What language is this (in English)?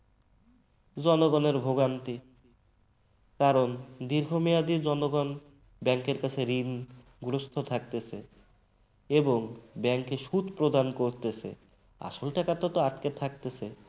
Bangla